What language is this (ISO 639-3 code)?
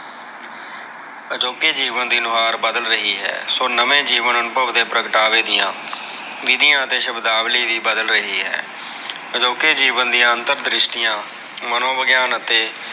pan